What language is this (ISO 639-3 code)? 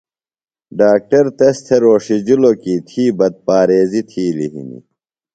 phl